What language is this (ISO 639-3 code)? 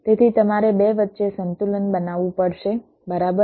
guj